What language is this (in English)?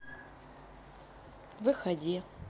Russian